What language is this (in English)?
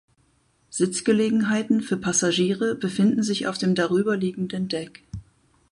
German